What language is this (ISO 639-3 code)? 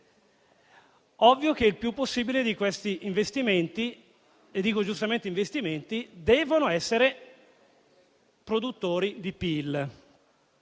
ita